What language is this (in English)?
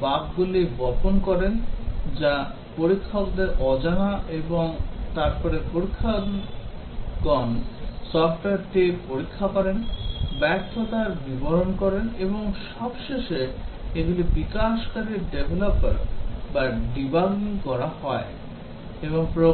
Bangla